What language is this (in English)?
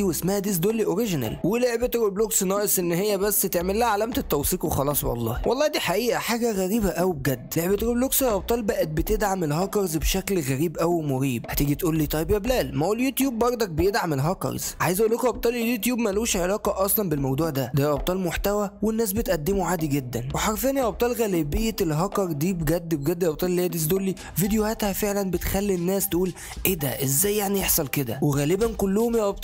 Arabic